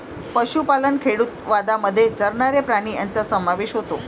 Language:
Marathi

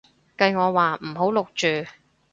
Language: Cantonese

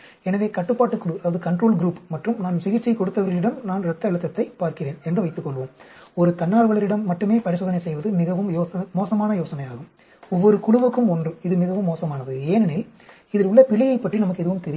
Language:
Tamil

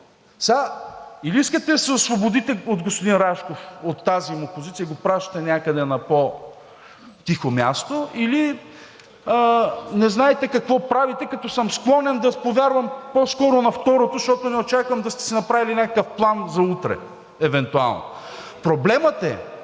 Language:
Bulgarian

